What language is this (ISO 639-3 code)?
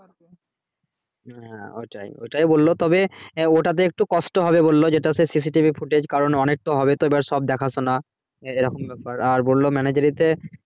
ben